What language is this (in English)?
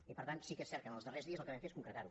Catalan